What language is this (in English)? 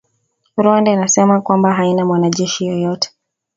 Swahili